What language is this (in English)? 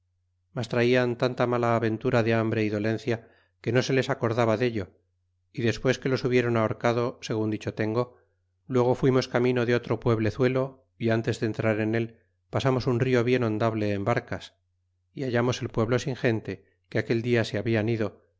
Spanish